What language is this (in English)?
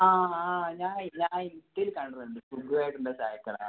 Malayalam